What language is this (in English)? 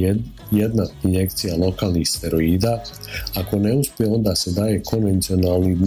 Croatian